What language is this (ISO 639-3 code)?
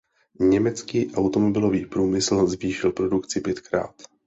ces